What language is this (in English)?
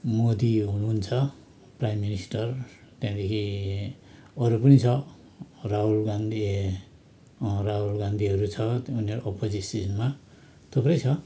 Nepali